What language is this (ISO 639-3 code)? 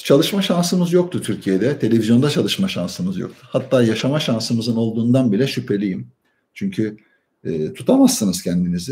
tur